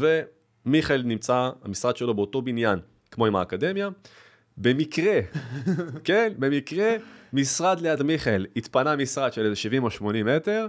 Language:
Hebrew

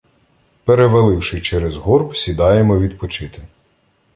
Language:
Ukrainian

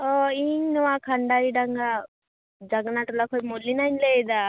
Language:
Santali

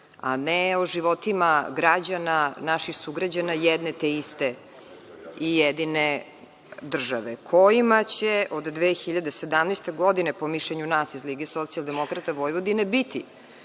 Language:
Serbian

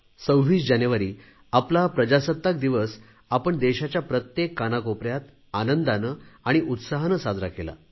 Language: Marathi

